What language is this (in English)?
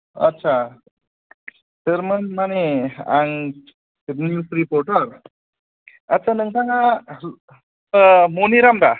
Bodo